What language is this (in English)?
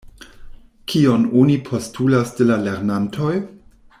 Esperanto